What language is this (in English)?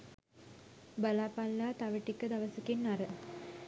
Sinhala